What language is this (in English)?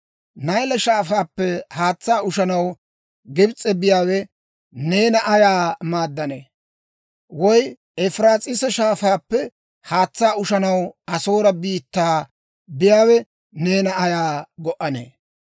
Dawro